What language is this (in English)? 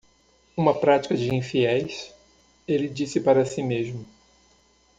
Portuguese